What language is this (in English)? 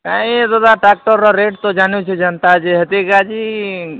Odia